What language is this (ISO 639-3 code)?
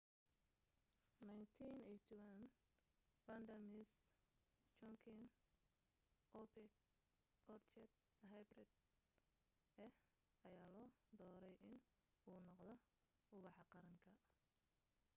som